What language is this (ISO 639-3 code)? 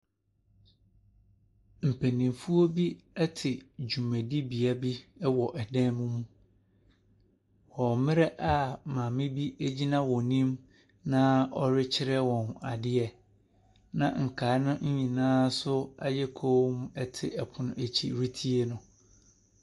aka